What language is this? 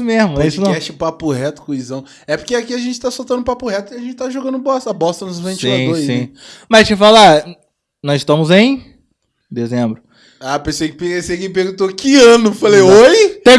Portuguese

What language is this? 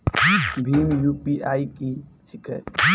Maithili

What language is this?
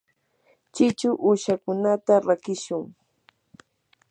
Yanahuanca Pasco Quechua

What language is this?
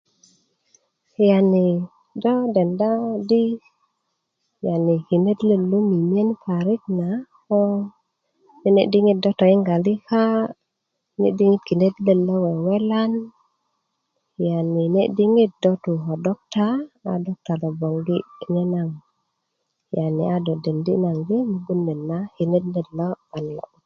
Kuku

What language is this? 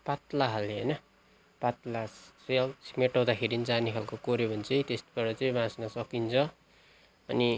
Nepali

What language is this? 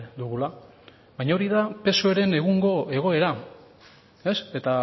Basque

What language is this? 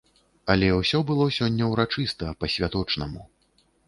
Belarusian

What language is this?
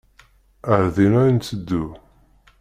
Kabyle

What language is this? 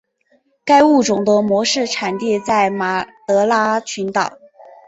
Chinese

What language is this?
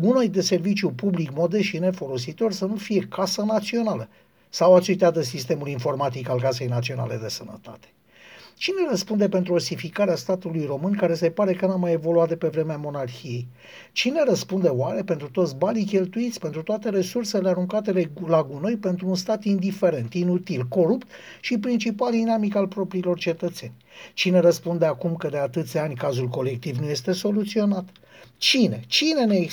Romanian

